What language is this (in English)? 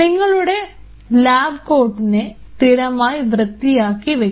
Malayalam